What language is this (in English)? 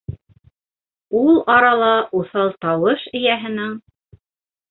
Bashkir